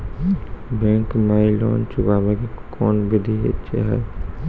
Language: Maithili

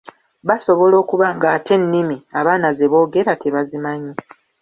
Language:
Ganda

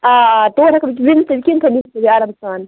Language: Kashmiri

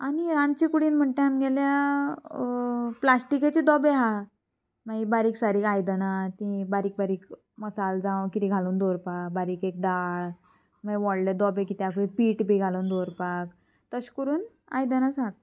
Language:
Konkani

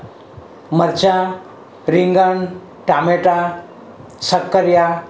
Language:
Gujarati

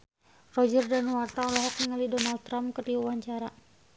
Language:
Sundanese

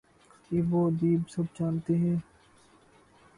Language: Urdu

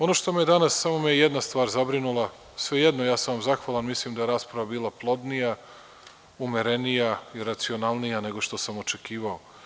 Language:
Serbian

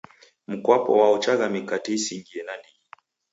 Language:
Taita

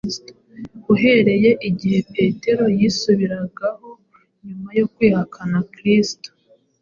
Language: Kinyarwanda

